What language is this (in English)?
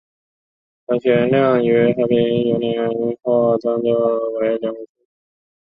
Chinese